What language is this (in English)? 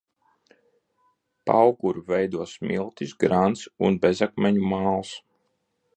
Latvian